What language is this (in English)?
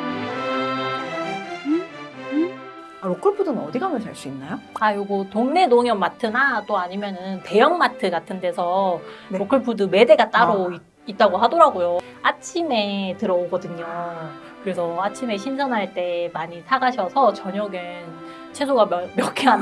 Korean